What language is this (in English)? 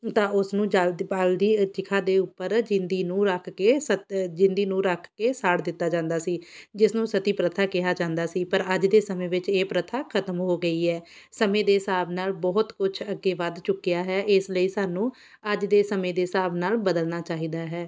Punjabi